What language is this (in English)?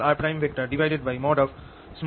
Bangla